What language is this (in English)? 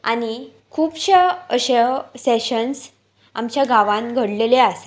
Konkani